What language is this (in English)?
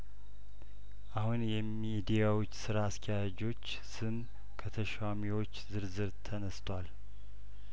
Amharic